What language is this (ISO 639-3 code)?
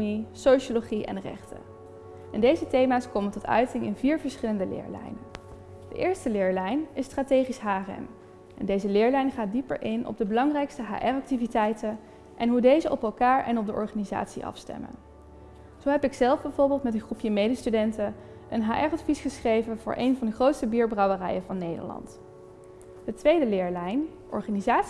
nld